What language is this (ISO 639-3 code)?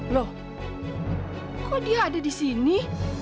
ind